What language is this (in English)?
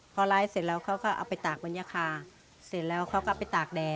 Thai